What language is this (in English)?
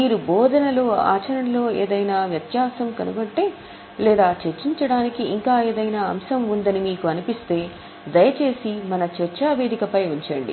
Telugu